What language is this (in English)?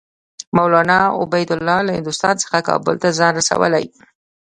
Pashto